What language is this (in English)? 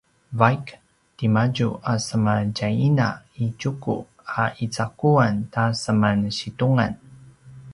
Paiwan